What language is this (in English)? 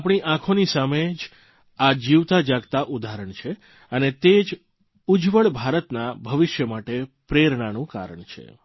Gujarati